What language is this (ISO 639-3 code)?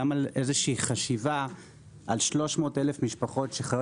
heb